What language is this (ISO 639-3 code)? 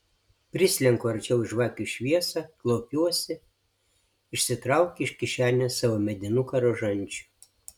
lit